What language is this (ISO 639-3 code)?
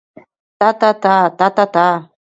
chm